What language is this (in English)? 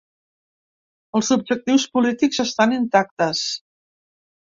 Catalan